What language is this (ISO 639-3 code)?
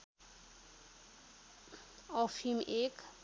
nep